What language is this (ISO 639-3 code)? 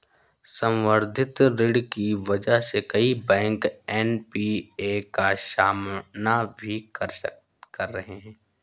hin